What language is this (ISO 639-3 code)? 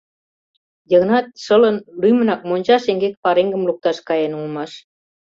chm